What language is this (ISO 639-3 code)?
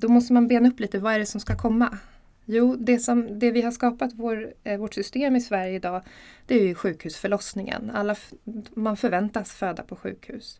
swe